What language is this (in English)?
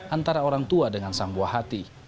Indonesian